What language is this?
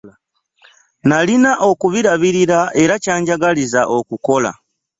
Ganda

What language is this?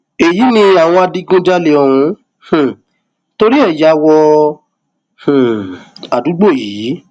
Yoruba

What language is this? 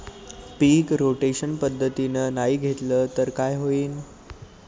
Marathi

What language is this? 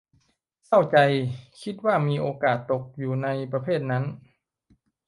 Thai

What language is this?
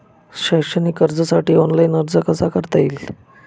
Marathi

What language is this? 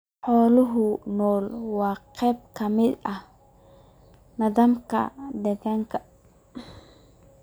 Somali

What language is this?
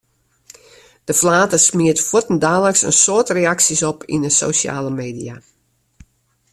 Western Frisian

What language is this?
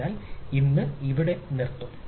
Malayalam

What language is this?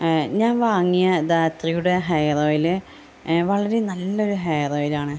Malayalam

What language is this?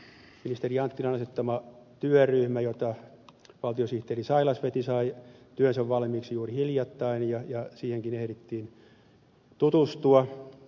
Finnish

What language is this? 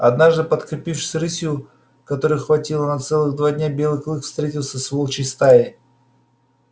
Russian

